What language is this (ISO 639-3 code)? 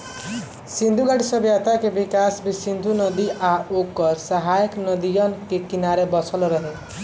bho